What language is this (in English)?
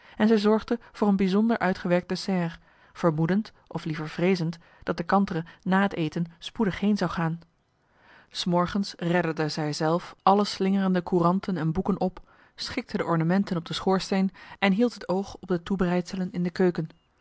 Dutch